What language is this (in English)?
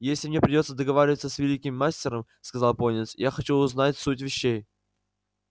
Russian